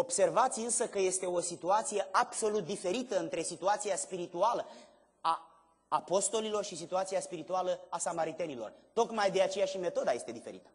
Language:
Romanian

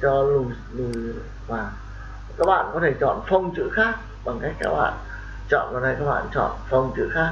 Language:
Vietnamese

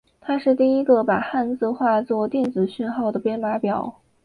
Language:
Chinese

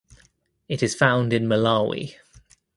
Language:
English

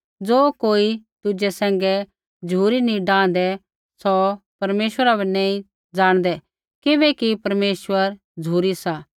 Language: Kullu Pahari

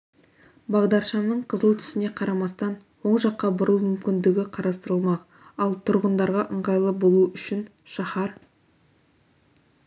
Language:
Kazakh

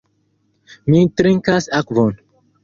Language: Esperanto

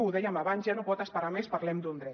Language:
Catalan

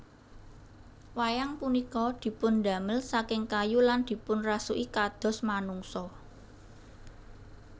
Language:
Javanese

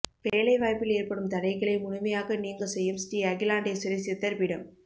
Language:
Tamil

